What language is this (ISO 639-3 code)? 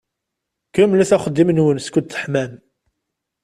kab